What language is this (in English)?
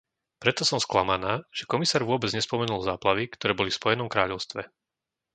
Slovak